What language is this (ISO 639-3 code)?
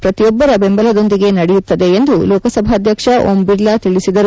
kan